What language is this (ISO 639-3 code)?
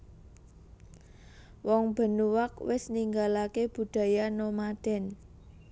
jav